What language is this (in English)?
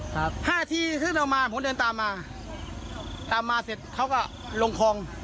Thai